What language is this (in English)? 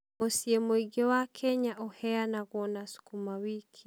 Kikuyu